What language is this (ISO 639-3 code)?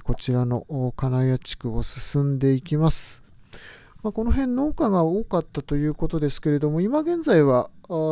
jpn